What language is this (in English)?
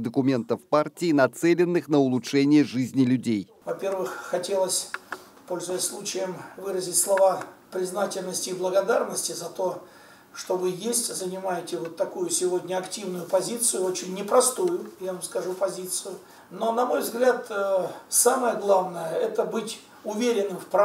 Russian